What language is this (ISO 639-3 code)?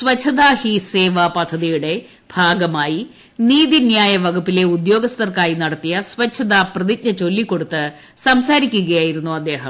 mal